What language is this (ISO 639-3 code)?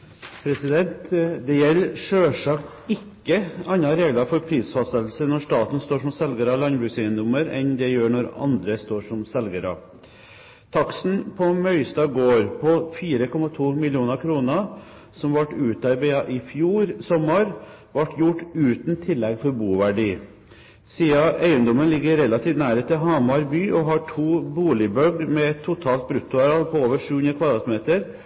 nob